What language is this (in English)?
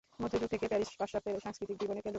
Bangla